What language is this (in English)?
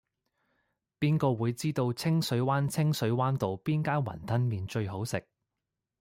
Cantonese